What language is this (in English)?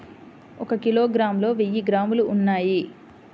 Telugu